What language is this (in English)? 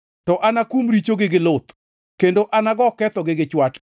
Luo (Kenya and Tanzania)